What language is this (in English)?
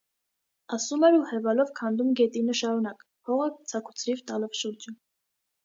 Armenian